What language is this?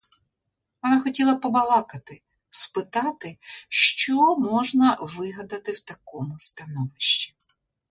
Ukrainian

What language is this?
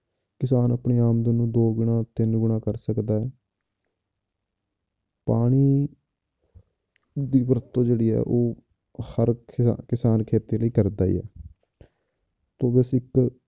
Punjabi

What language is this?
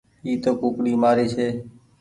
Goaria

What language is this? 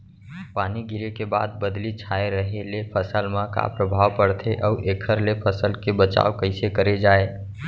Chhattisgarhi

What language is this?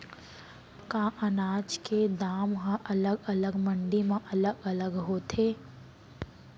Chhattisgarhi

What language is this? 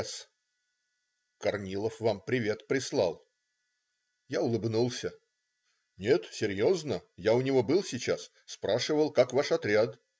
Russian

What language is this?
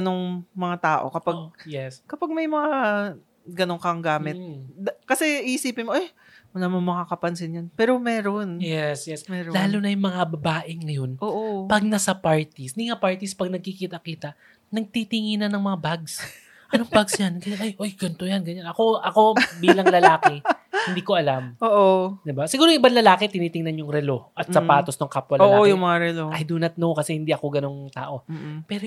Filipino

